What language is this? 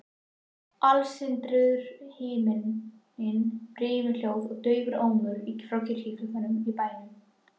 Icelandic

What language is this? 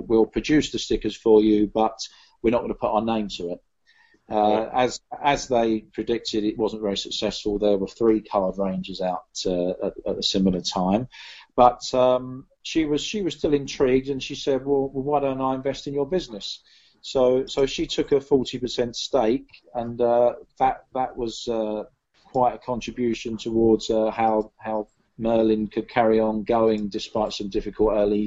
English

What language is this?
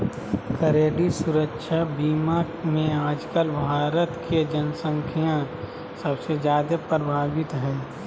Magahi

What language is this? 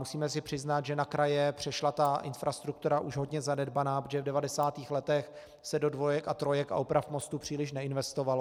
Czech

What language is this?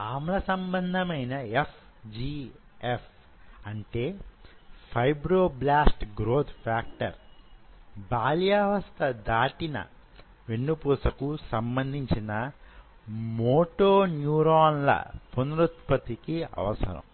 Telugu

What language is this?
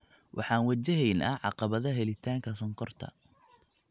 Somali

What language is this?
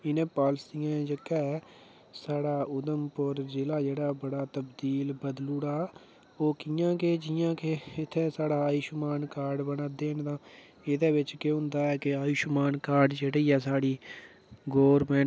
Dogri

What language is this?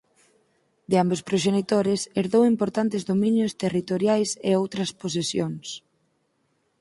Galician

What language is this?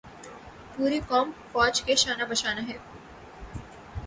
Urdu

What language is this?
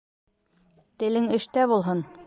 Bashkir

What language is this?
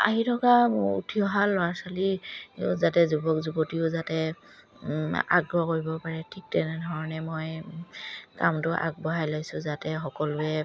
Assamese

